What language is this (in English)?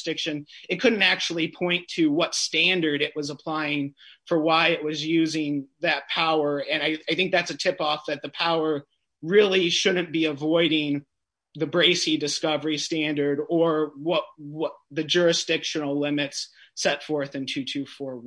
English